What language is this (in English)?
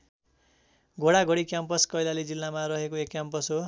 Nepali